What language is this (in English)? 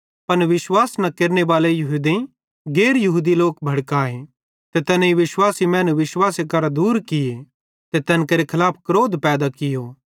Bhadrawahi